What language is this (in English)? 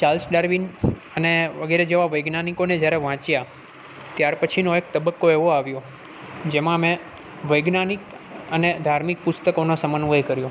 Gujarati